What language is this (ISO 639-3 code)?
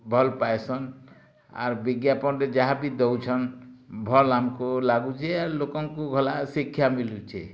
ori